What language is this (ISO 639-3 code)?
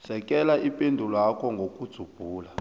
nbl